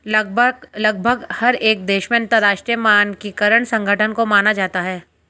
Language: Hindi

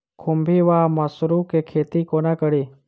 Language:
Maithili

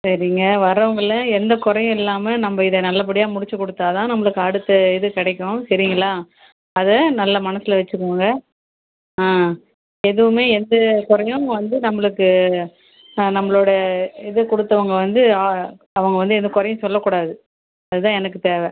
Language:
Tamil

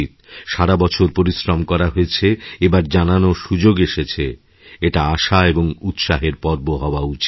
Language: Bangla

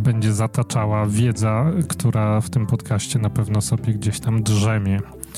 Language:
Polish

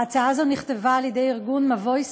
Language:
Hebrew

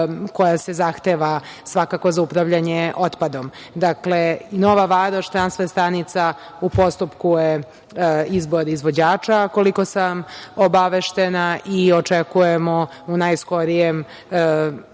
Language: Serbian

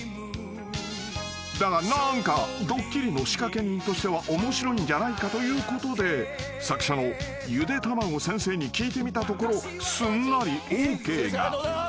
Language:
Japanese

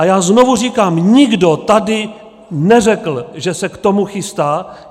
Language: Czech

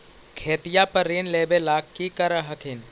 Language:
Magahi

